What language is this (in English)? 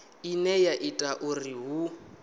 Venda